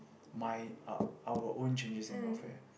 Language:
English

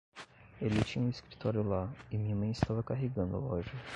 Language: Portuguese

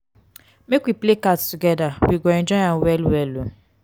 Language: Nigerian Pidgin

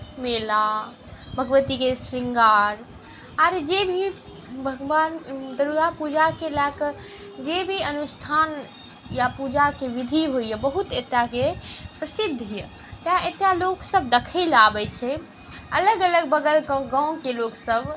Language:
Maithili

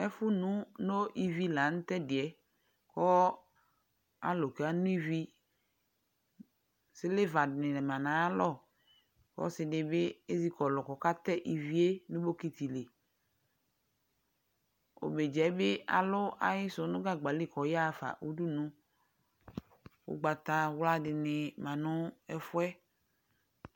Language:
Ikposo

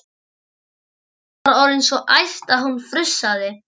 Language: Icelandic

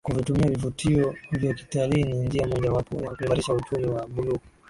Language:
Swahili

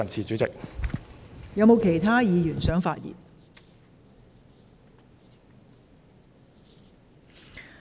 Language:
Cantonese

